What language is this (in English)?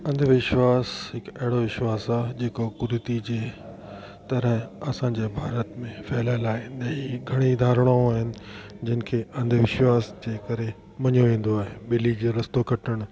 Sindhi